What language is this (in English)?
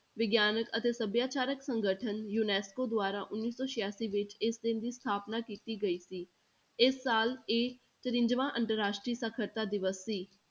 Punjabi